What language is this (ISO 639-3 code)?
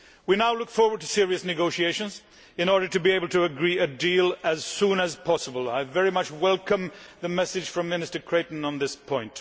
eng